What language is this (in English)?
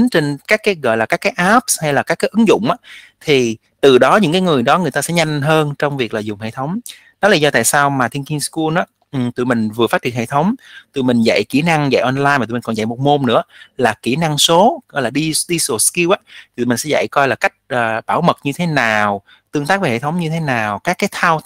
Vietnamese